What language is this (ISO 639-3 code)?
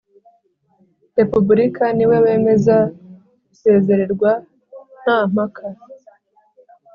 kin